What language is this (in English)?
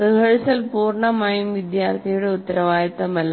Malayalam